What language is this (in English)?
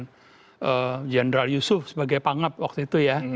Indonesian